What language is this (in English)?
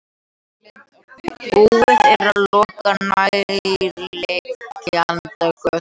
Icelandic